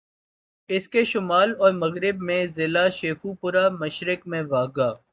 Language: Urdu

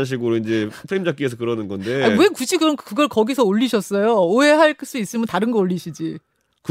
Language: Korean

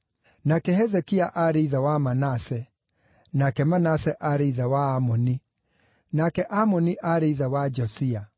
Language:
Kikuyu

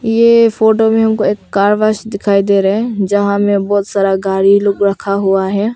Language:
Hindi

